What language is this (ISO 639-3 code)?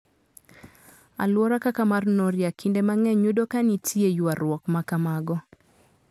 luo